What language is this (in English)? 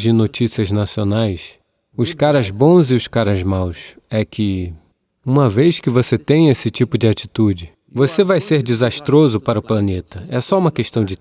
Portuguese